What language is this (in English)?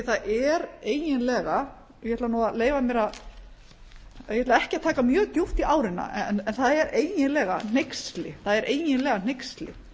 Icelandic